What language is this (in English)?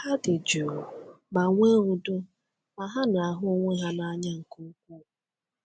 Igbo